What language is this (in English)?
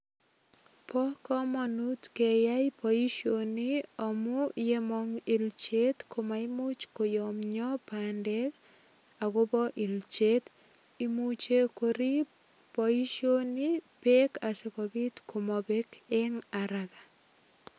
Kalenjin